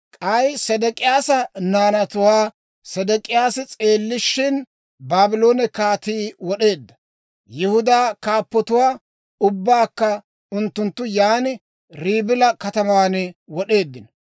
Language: Dawro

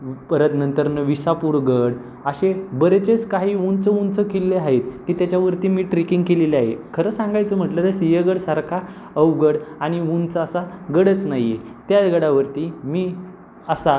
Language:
Marathi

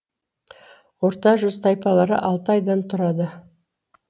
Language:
Kazakh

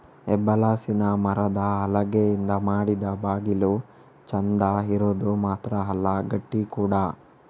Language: Kannada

